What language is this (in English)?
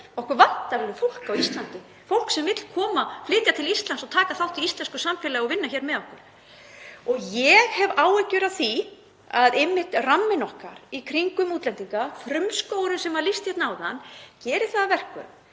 Icelandic